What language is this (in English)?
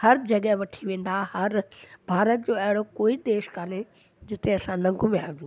Sindhi